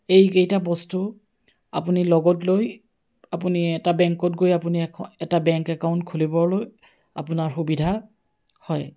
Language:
Assamese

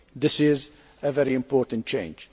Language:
English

